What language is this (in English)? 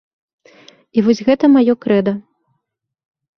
Belarusian